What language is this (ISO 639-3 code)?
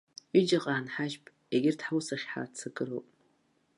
abk